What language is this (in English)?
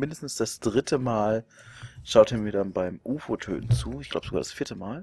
German